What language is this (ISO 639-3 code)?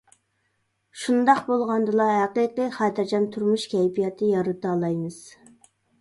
uig